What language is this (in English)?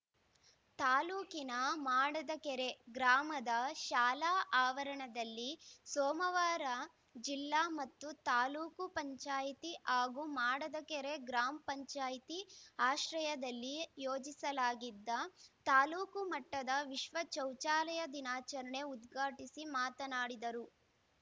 Kannada